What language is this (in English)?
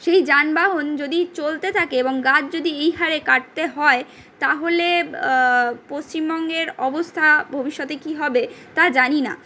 Bangla